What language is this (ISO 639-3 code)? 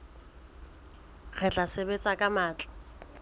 sot